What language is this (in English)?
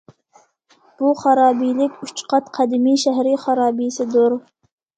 Uyghur